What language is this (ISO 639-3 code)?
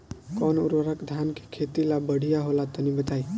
bho